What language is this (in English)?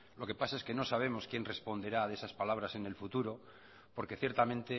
Spanish